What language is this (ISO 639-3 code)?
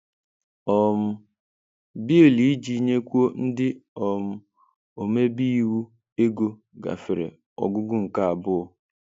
ibo